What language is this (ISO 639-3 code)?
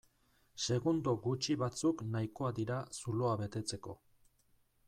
eus